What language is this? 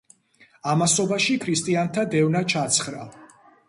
Georgian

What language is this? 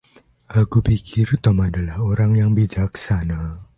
Indonesian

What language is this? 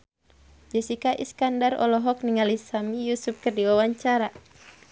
Sundanese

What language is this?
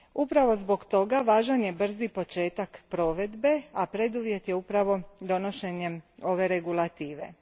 Croatian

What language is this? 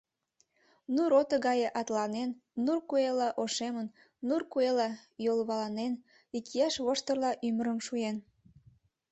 Mari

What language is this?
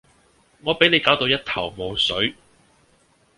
Cantonese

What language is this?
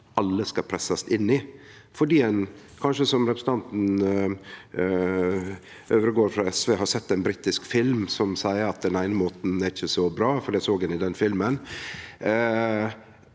Norwegian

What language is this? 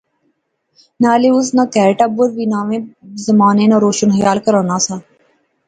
Pahari-Potwari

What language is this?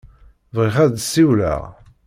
Kabyle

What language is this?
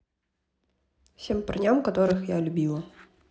Russian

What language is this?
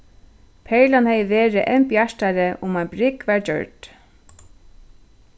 Faroese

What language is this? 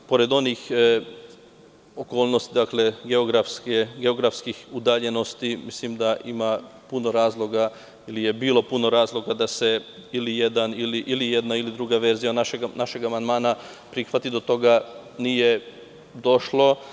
Serbian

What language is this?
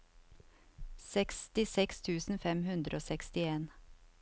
Norwegian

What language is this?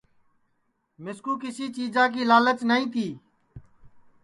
Sansi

